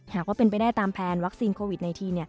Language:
Thai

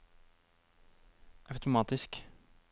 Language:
Norwegian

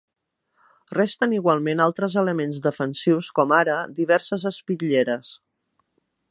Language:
Catalan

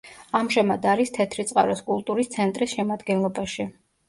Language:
Georgian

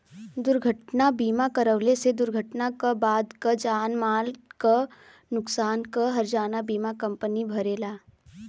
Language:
Bhojpuri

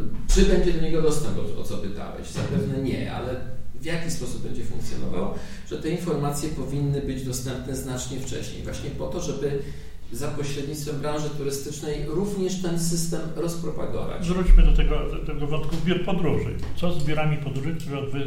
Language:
Polish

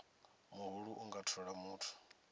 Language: Venda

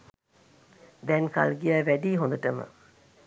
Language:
Sinhala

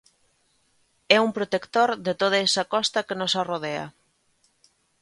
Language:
Galician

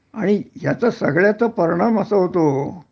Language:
Marathi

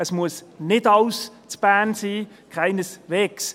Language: Swiss German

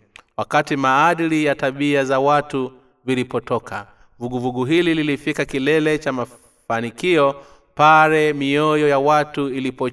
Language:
Swahili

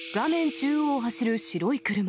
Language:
Japanese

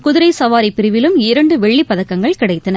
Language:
Tamil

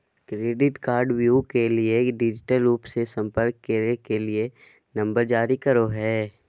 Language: Magahi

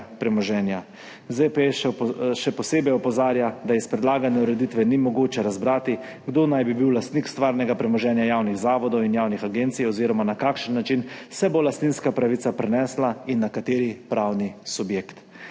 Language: Slovenian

